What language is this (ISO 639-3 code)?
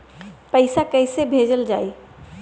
bho